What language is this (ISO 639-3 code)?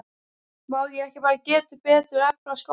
isl